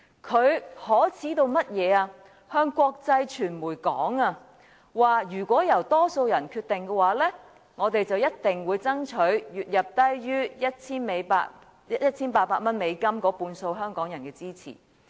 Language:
Cantonese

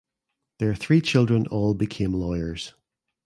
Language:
English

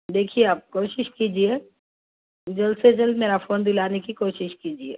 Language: Urdu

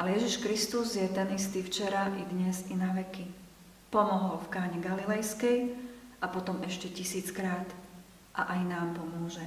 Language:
Slovak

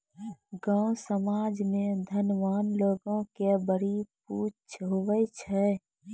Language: Maithili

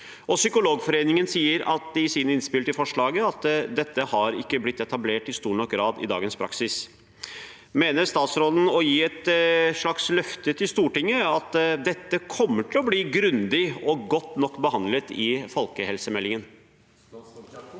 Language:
Norwegian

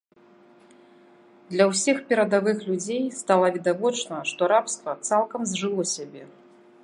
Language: Belarusian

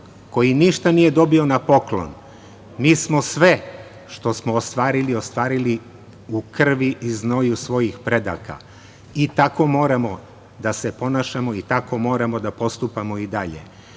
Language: Serbian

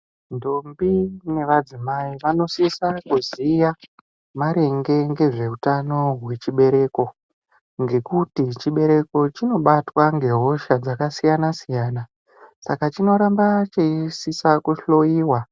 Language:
Ndau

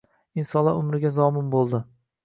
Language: Uzbek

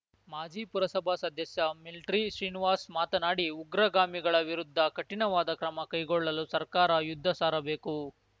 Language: Kannada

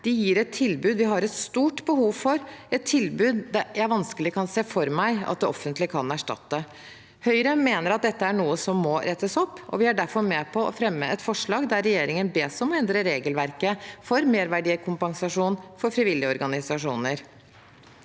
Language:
Norwegian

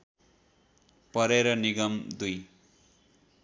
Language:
Nepali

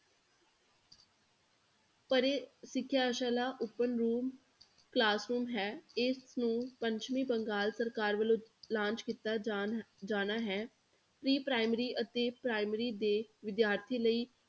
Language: Punjabi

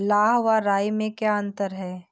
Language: Hindi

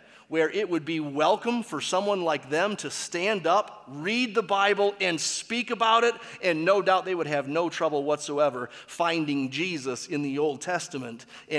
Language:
English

